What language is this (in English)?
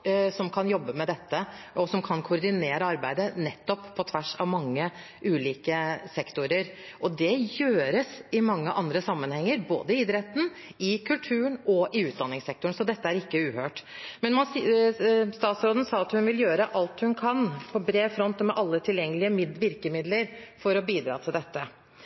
Norwegian Bokmål